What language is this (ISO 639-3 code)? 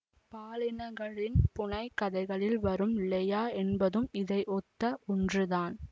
tam